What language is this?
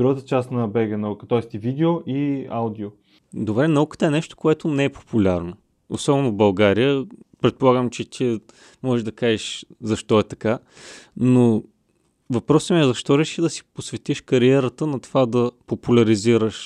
Bulgarian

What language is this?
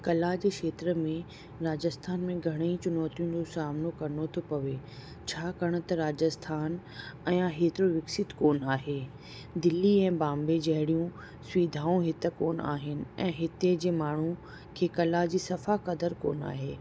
Sindhi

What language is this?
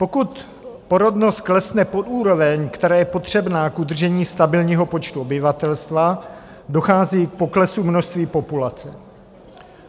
Czech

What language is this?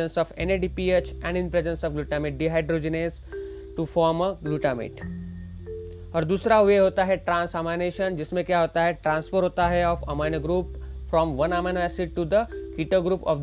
Hindi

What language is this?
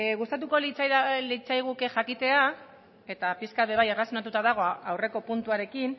Basque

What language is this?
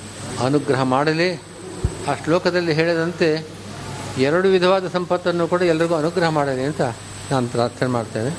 Kannada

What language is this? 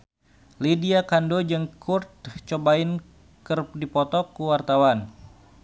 Sundanese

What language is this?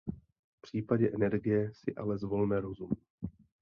Czech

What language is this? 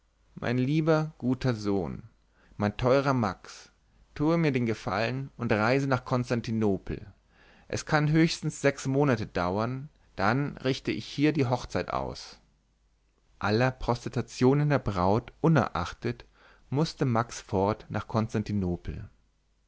German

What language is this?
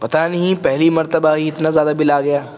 Urdu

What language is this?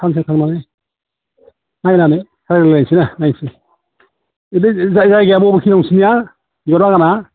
Bodo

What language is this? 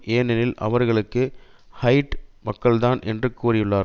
Tamil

